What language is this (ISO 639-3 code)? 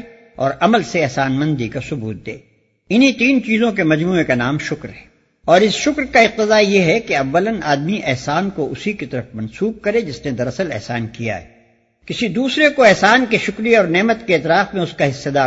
urd